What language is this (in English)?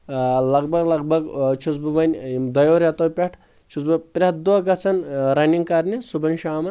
Kashmiri